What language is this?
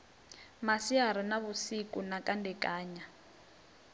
Venda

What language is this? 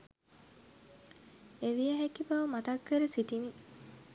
Sinhala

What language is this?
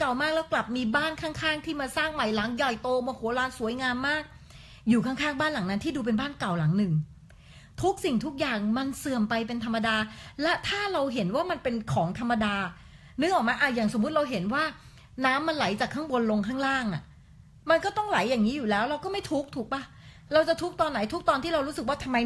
Thai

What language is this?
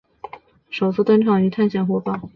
Chinese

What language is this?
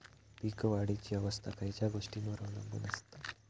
Marathi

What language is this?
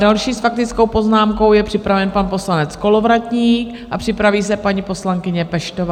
Czech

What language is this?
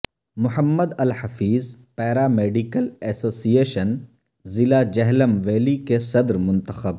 Urdu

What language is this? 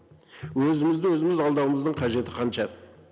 Kazakh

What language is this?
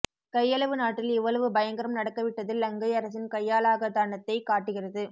Tamil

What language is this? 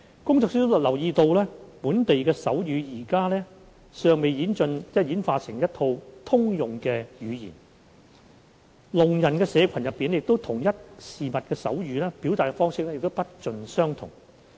Cantonese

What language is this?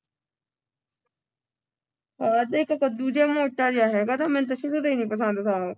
Punjabi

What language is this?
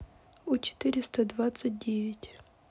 Russian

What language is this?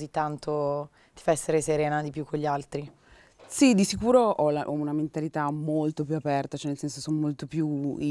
Italian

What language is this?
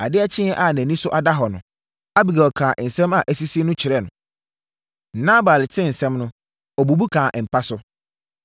Akan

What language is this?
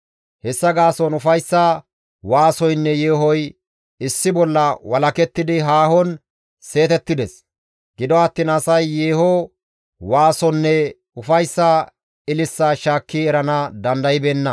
Gamo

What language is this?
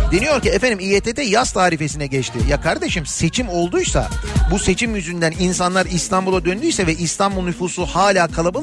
Turkish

